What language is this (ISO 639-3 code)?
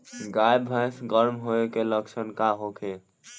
bho